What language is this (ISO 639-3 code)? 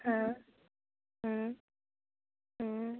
hin